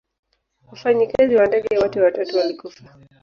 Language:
Swahili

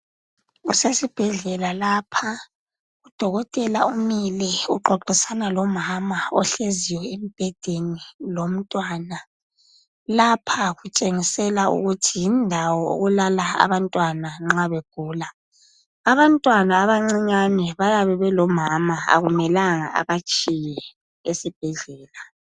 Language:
North Ndebele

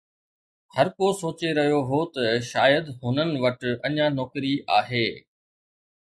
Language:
Sindhi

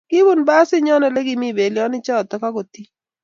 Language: Kalenjin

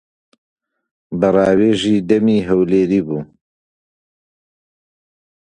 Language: Central Kurdish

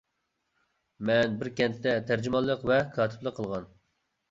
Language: Uyghur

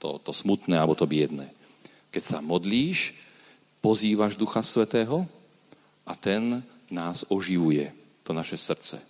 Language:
Slovak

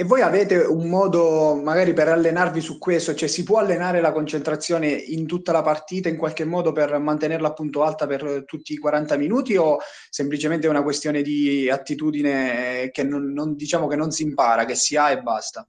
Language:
Italian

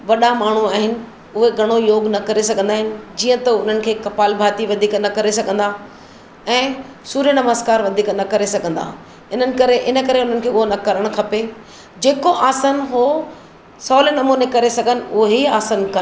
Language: Sindhi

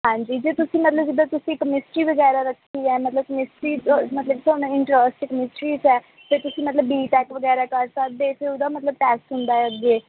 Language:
Punjabi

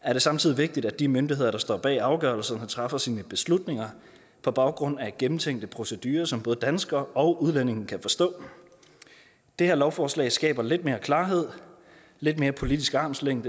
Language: Danish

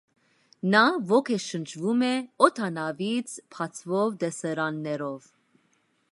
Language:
Armenian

